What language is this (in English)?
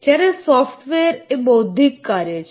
Gujarati